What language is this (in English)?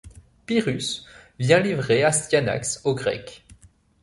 French